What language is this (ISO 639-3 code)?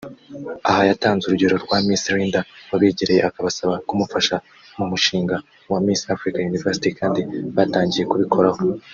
kin